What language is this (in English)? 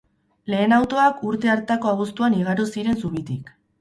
Basque